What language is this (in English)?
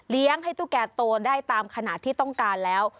Thai